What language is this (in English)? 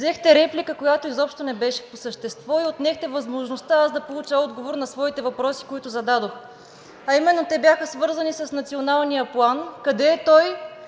Bulgarian